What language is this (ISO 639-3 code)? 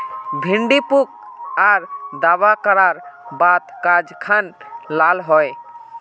mag